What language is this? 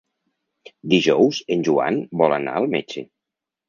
Catalan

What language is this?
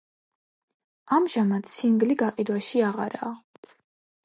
Georgian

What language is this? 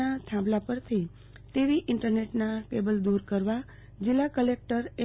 Gujarati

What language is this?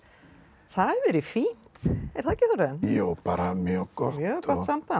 Icelandic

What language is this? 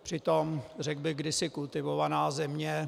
Czech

